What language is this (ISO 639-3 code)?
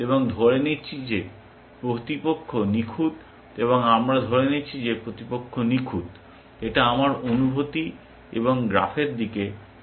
ben